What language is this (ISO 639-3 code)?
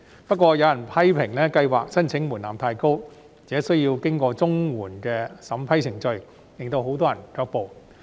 yue